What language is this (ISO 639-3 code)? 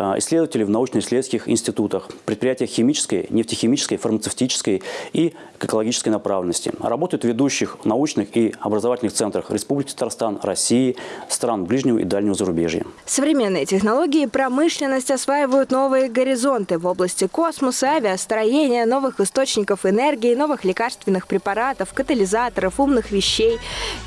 rus